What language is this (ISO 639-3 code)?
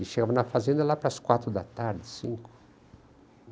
por